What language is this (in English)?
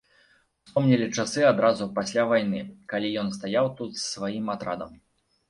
Belarusian